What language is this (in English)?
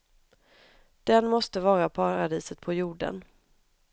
Swedish